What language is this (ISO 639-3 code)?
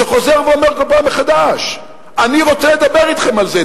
heb